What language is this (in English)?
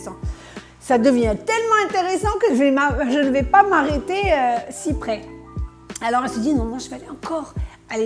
French